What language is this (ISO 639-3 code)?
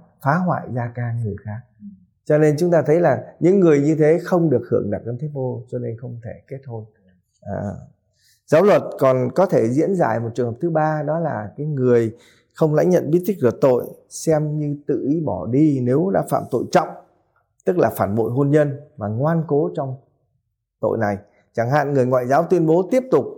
vie